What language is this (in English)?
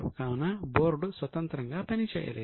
Telugu